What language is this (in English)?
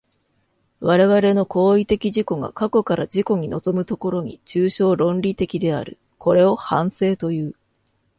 Japanese